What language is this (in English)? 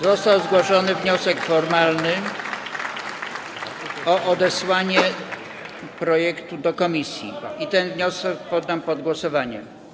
Polish